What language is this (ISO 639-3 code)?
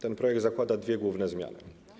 pol